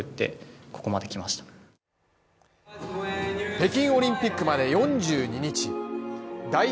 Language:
Japanese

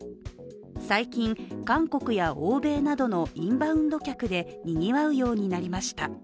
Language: Japanese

